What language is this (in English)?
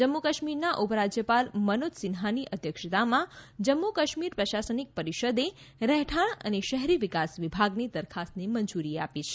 Gujarati